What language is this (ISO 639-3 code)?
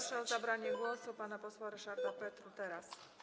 pol